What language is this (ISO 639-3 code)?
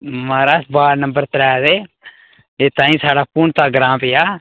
doi